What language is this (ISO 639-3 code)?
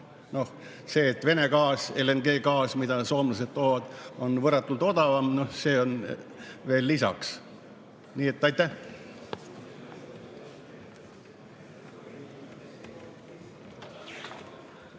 est